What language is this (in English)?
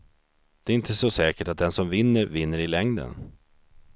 Swedish